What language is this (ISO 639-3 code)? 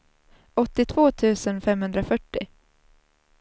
swe